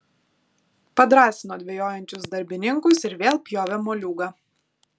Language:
Lithuanian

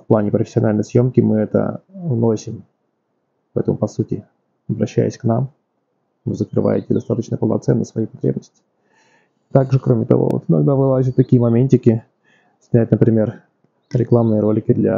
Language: Russian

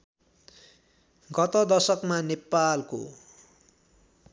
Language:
Nepali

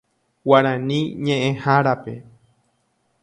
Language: Guarani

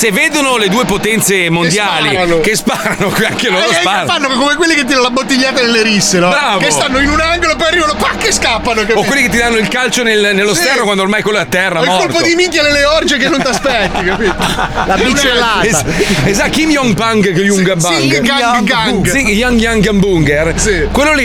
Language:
Italian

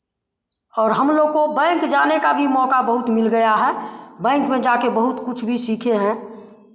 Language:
Hindi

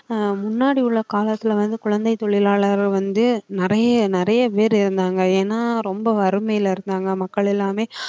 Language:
Tamil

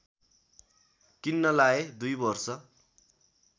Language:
Nepali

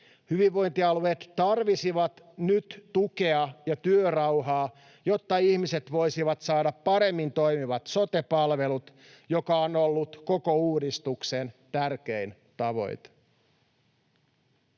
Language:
Finnish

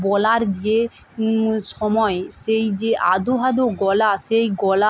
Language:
Bangla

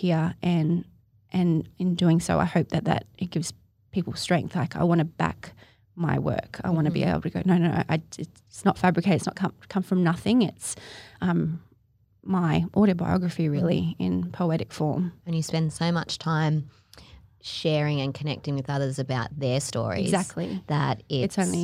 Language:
English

